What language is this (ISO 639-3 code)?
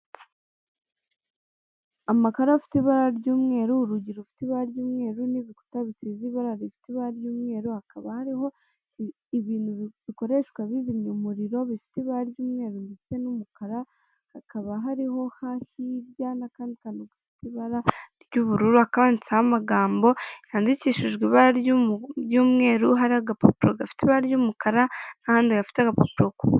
kin